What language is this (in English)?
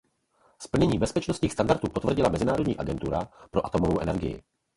Czech